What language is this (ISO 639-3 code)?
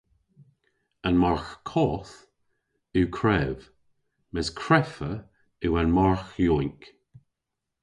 cor